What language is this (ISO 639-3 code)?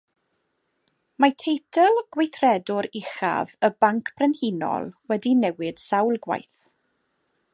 cym